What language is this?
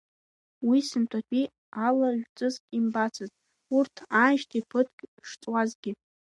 Abkhazian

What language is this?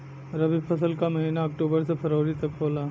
Bhojpuri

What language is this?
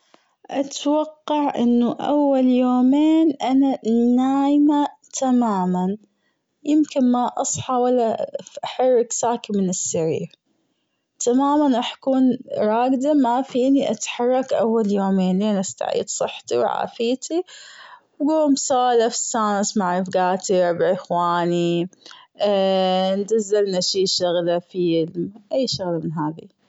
Gulf Arabic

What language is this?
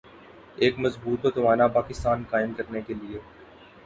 Urdu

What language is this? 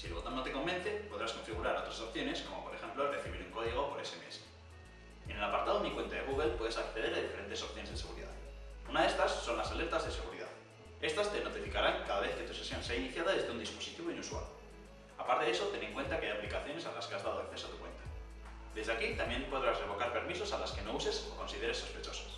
Spanish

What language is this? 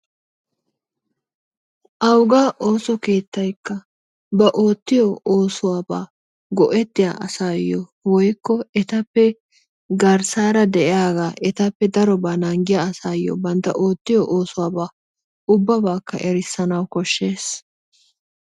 Wolaytta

